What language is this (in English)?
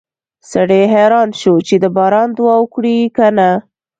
Pashto